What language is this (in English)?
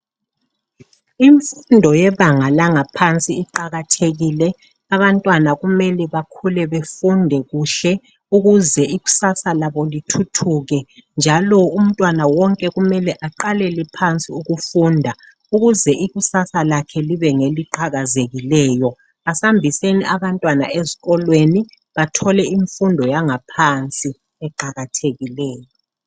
North Ndebele